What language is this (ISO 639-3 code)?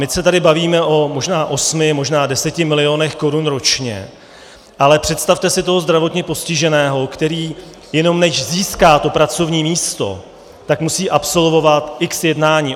ces